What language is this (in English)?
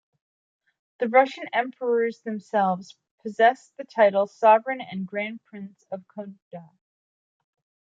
English